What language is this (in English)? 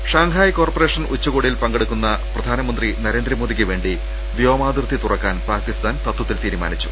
Malayalam